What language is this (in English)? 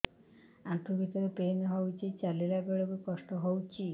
Odia